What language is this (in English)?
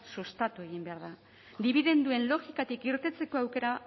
Basque